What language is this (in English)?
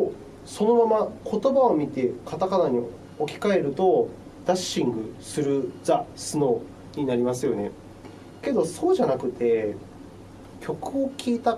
Japanese